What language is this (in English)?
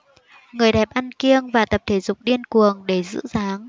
Vietnamese